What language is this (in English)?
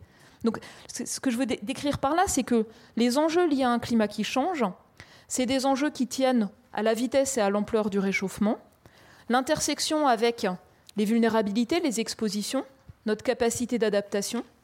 French